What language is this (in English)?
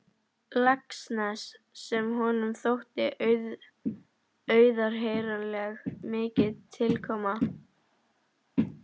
Icelandic